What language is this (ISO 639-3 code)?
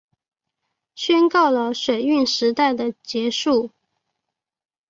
zho